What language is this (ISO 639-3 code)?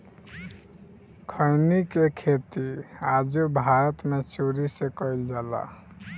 bho